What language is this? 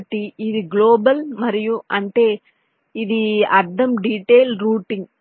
Telugu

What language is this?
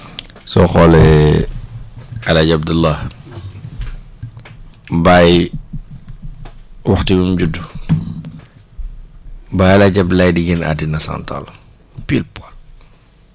Wolof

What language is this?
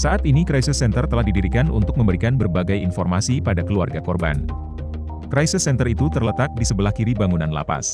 Indonesian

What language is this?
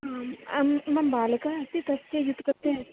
Sanskrit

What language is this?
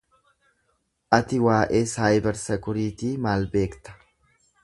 Oromo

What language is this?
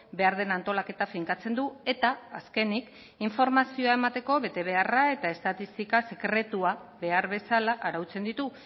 Basque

